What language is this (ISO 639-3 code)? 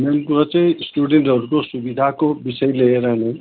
nep